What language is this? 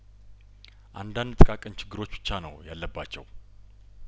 Amharic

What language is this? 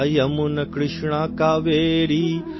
Hindi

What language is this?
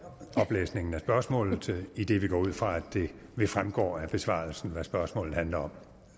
Danish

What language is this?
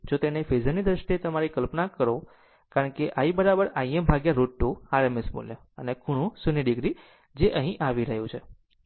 Gujarati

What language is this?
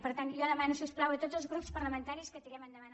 Catalan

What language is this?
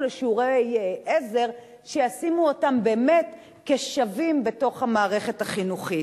Hebrew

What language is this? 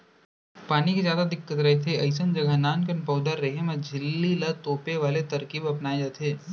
Chhattisgarhi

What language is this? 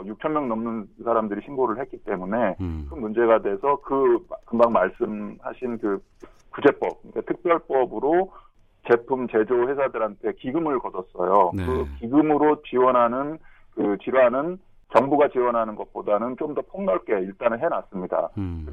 Korean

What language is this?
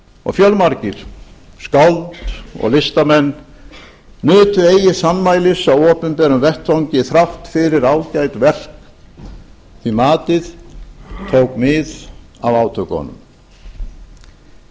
Icelandic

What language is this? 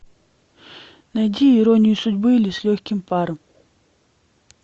Russian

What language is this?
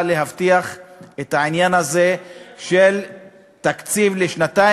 Hebrew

